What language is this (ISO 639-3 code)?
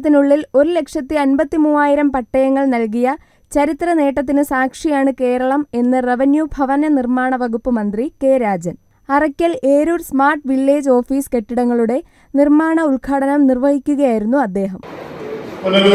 ara